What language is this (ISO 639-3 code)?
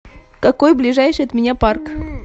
rus